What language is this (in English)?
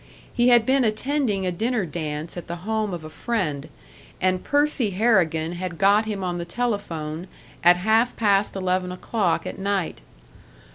English